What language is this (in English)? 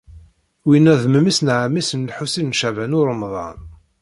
Kabyle